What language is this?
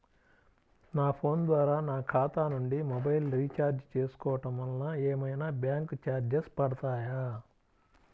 Telugu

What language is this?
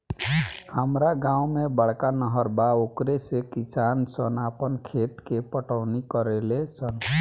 Bhojpuri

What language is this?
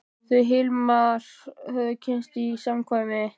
Icelandic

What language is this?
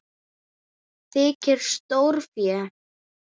Icelandic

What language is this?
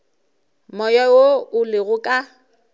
Northern Sotho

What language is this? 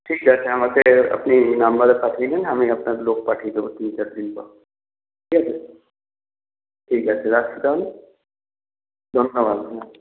Bangla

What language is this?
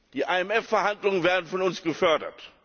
German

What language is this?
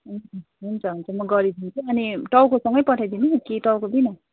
Nepali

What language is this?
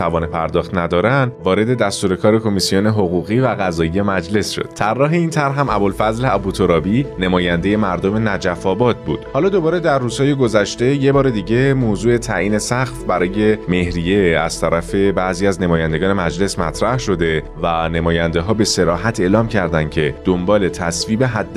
Persian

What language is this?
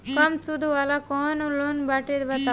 Bhojpuri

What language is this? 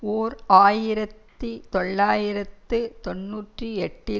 Tamil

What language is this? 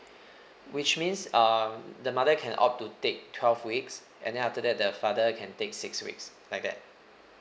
English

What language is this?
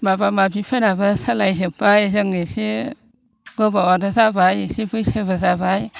Bodo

